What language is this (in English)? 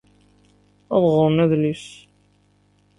Kabyle